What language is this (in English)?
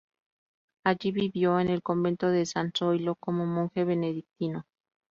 Spanish